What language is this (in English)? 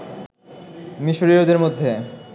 Bangla